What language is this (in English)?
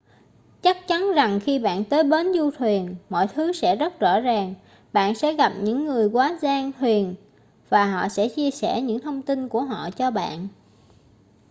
Vietnamese